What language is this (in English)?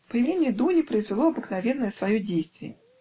Russian